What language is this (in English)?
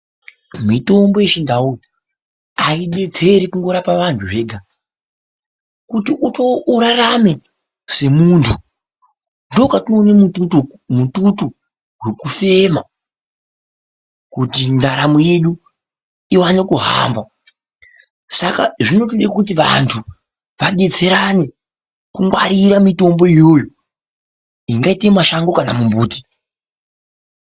Ndau